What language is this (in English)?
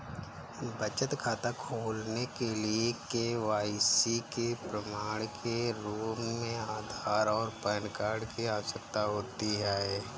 Hindi